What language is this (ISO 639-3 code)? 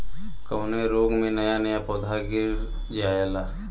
bho